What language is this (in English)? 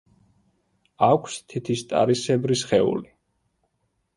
Georgian